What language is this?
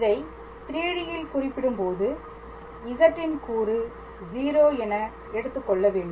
Tamil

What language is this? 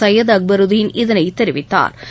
Tamil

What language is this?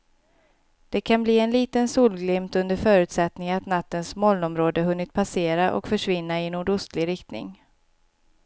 Swedish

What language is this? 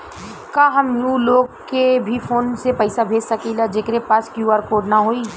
Bhojpuri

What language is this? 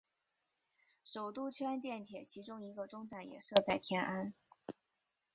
Chinese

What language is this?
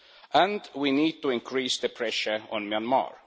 English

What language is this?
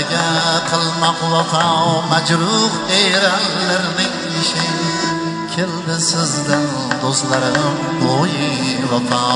Turkish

